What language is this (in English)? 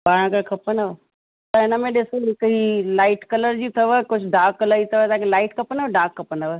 Sindhi